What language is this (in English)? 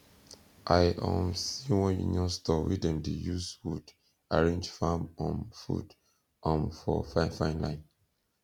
Nigerian Pidgin